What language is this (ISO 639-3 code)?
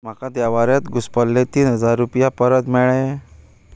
kok